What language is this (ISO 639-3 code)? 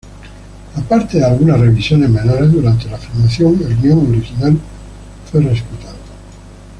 spa